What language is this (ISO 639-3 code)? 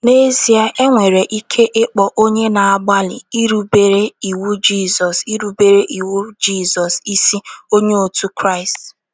ibo